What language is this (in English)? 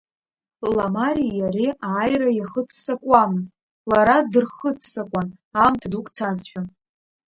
Abkhazian